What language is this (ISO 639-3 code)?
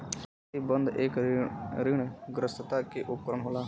bho